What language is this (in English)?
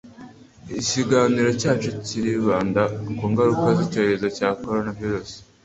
Kinyarwanda